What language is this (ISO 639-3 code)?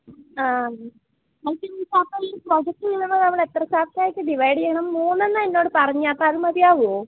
mal